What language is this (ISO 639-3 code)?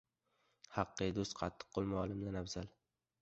uzb